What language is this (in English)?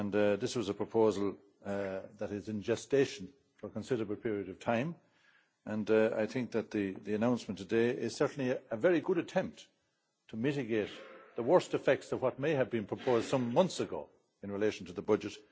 English